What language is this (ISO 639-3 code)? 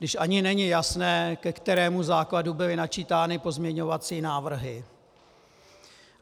ces